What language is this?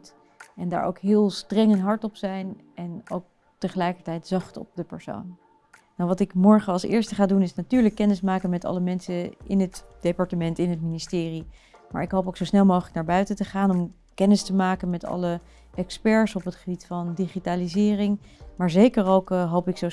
Dutch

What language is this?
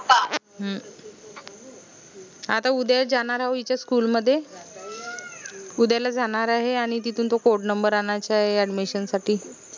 Marathi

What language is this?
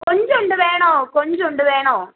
Malayalam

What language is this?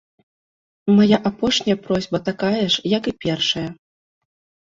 Belarusian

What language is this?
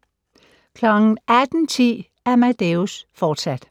Danish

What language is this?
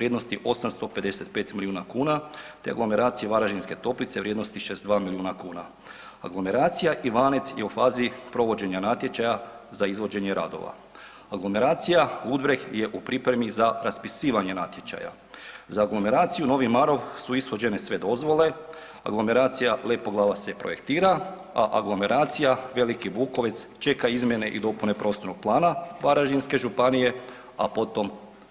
Croatian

